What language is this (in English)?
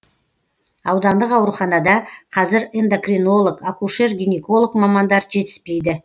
Kazakh